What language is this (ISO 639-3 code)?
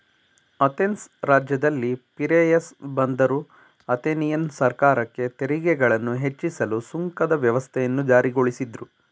kan